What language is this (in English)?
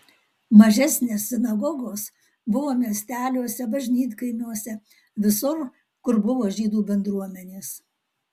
Lithuanian